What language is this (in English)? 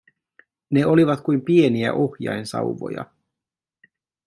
Finnish